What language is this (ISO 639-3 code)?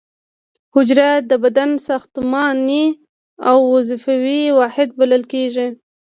pus